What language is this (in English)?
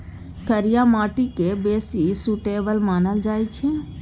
Maithili